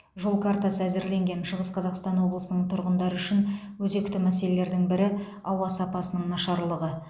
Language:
Kazakh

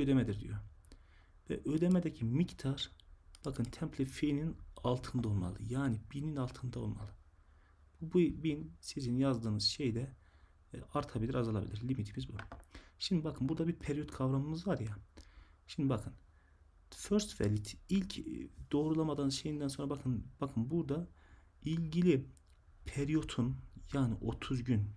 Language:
Turkish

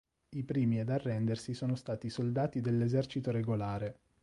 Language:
Italian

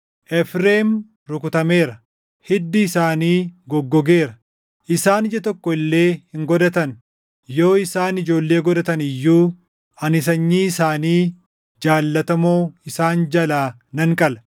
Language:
Oromo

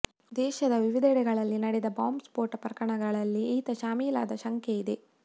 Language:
Kannada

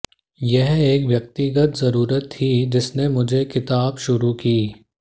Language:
Hindi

